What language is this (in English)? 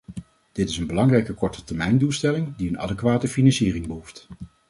Dutch